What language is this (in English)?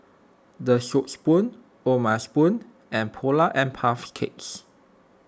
English